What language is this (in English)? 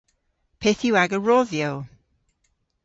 Cornish